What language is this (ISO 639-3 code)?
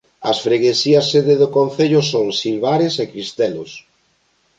glg